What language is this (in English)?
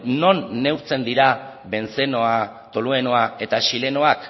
Basque